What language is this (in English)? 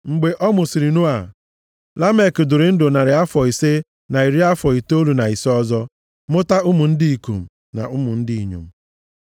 Igbo